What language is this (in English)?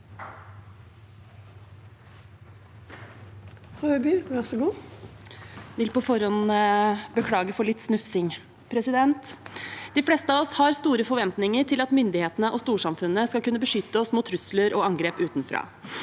Norwegian